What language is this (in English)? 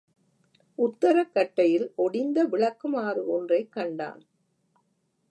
Tamil